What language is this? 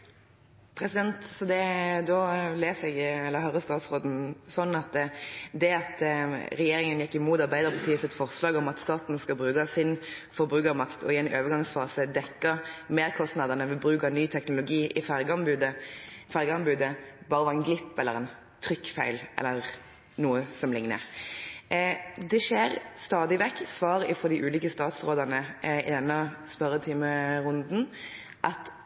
Norwegian Bokmål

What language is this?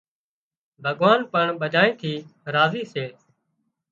Wadiyara Koli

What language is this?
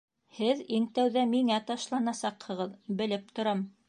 Bashkir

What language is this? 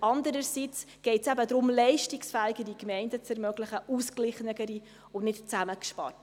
Swiss German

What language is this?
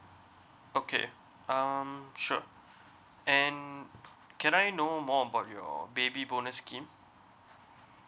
English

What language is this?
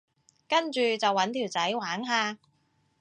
Cantonese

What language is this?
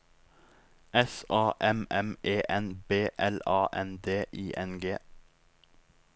Norwegian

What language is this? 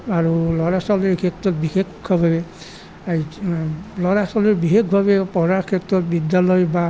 Assamese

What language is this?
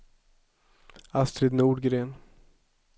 Swedish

